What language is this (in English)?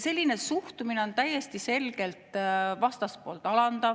Estonian